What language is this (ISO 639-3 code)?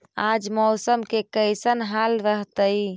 mag